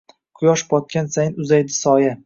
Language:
Uzbek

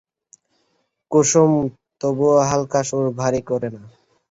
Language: Bangla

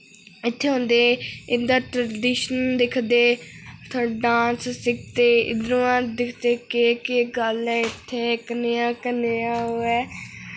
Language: Dogri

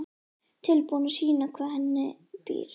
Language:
Icelandic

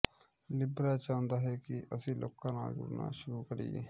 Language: Punjabi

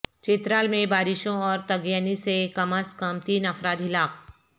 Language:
Urdu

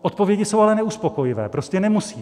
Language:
Czech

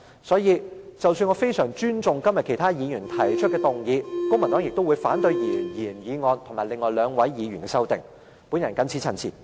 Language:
Cantonese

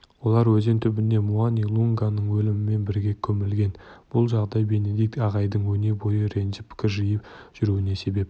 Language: Kazakh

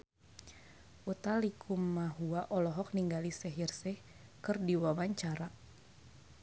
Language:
Sundanese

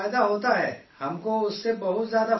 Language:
Urdu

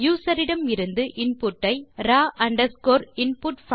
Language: Tamil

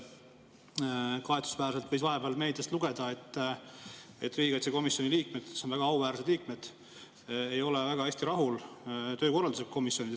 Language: Estonian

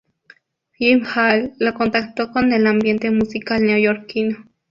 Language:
Spanish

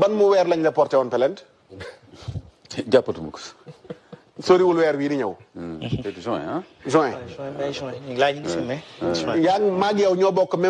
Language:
Indonesian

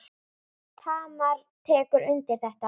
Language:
Icelandic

